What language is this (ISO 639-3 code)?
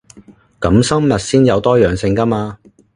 yue